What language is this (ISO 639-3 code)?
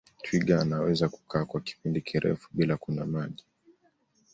swa